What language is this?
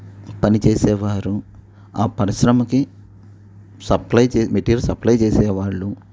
Telugu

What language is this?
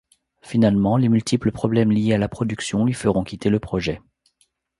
French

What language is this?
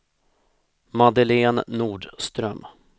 Swedish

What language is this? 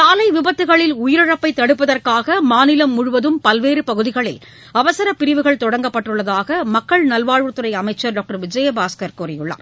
Tamil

